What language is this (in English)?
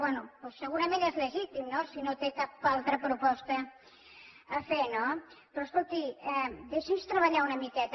Catalan